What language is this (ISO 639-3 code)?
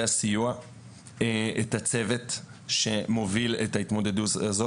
heb